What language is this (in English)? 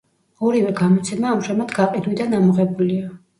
Georgian